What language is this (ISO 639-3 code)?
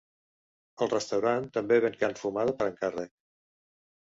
cat